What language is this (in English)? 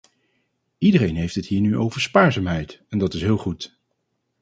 Dutch